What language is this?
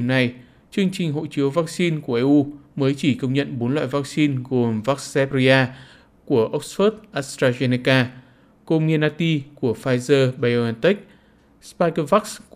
Vietnamese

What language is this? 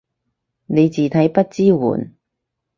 Cantonese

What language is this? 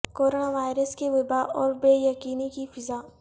Urdu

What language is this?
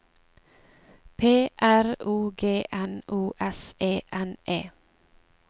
Norwegian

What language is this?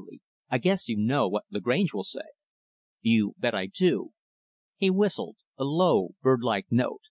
English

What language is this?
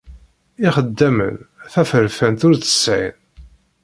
Kabyle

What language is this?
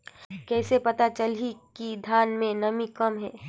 Chhattisgarhi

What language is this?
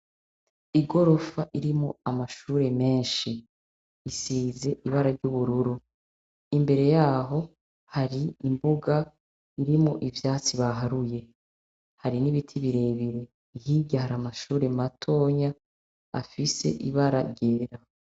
Rundi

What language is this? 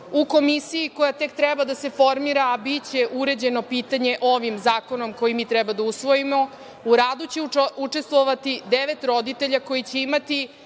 Serbian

